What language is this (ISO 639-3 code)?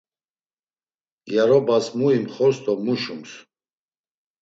lzz